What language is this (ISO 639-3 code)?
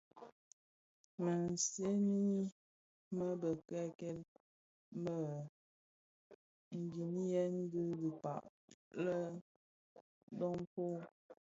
ksf